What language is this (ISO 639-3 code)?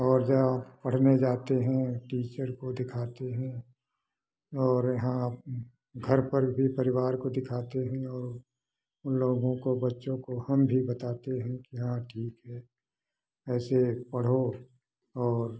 hin